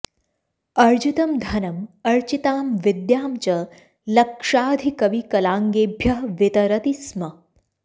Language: Sanskrit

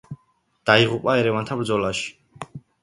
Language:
Georgian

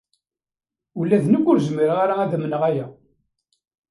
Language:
Kabyle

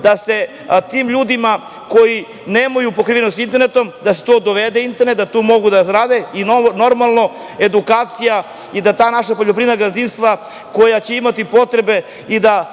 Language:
Serbian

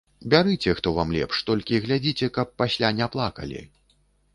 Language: Belarusian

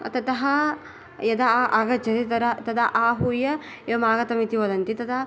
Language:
Sanskrit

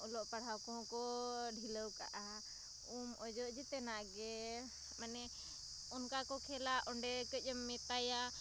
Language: Santali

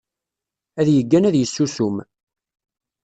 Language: Kabyle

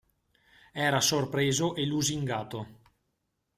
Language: Italian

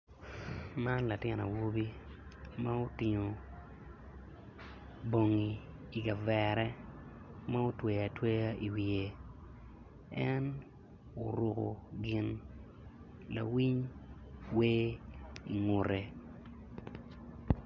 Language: Acoli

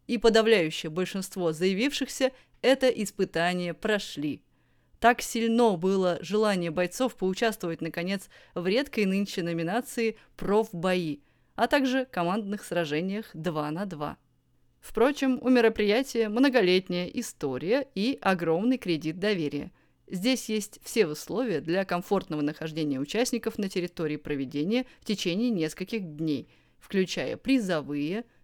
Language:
Russian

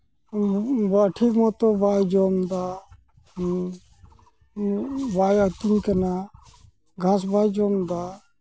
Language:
Santali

